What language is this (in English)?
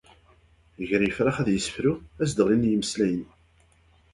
Kabyle